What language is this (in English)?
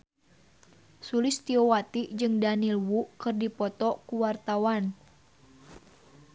Sundanese